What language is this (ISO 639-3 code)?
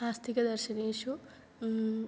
san